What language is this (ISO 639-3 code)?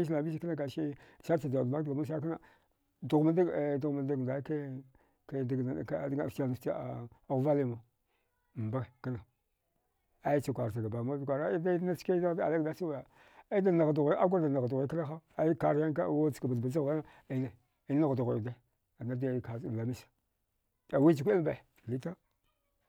dgh